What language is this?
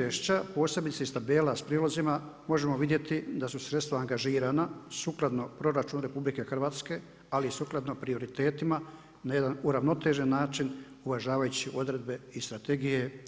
Croatian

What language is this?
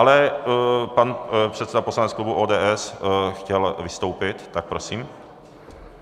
Czech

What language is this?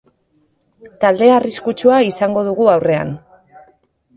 Basque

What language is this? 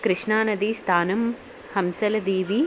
Telugu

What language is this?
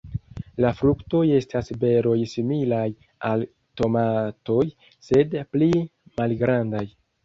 Esperanto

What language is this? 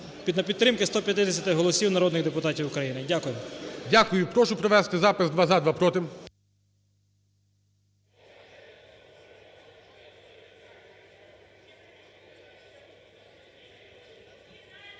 Ukrainian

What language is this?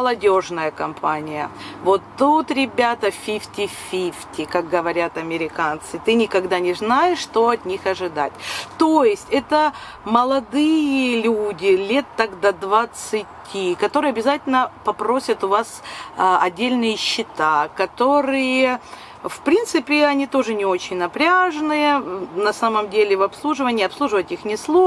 Russian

